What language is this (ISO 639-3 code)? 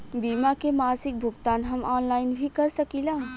bho